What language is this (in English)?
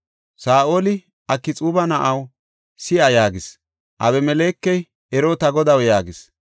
Gofa